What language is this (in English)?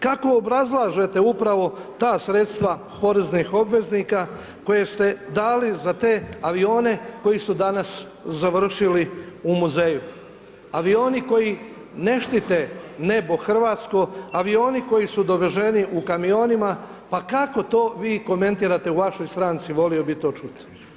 Croatian